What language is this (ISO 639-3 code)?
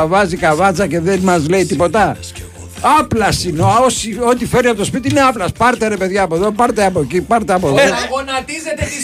ell